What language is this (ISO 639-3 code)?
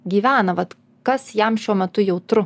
lit